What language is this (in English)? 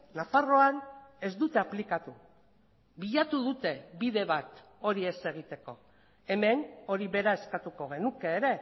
Basque